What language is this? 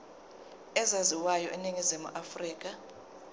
Zulu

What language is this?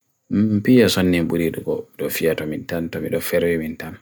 Bagirmi Fulfulde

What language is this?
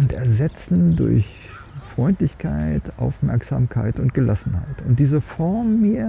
German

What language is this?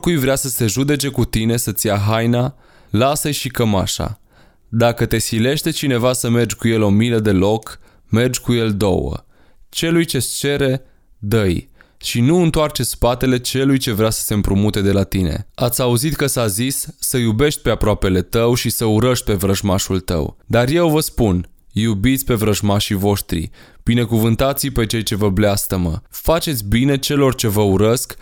Romanian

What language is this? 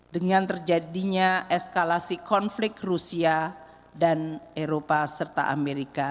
Indonesian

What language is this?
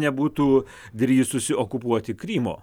Lithuanian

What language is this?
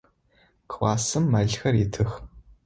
Adyghe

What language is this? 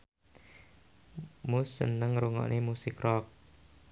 Javanese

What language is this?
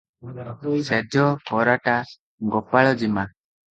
Odia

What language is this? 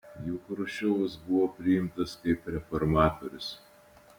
Lithuanian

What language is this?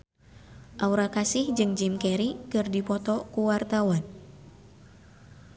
Sundanese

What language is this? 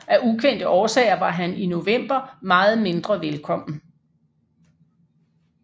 Danish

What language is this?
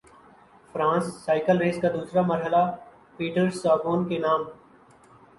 Urdu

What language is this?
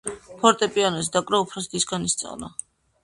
Georgian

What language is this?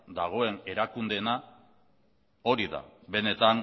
Basque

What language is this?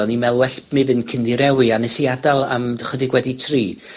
Welsh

